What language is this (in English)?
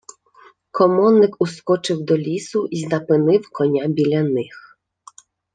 Ukrainian